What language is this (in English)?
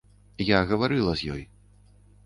Belarusian